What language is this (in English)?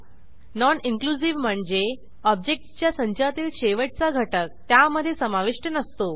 Marathi